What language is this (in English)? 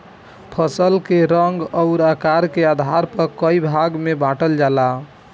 Bhojpuri